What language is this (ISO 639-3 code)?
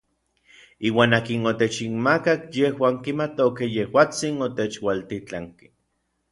nlv